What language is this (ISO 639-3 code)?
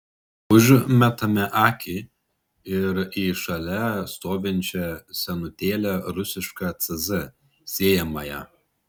lit